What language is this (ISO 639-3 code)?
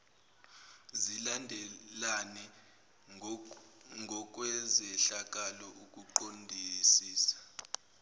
zul